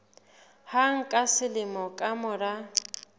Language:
Southern Sotho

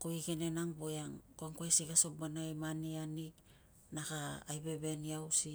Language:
Tungag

